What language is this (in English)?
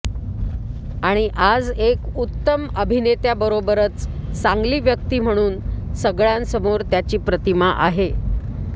Marathi